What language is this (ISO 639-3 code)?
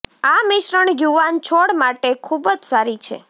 guj